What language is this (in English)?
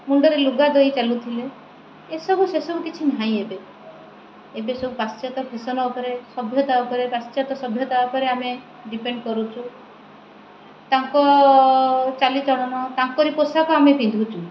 Odia